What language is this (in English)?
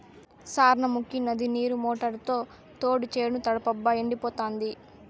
Telugu